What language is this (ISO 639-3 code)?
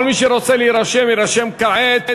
heb